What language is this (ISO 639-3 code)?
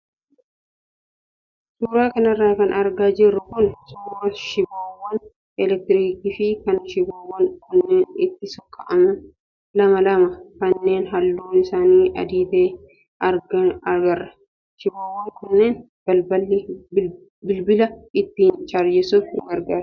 orm